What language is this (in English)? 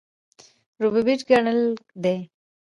Pashto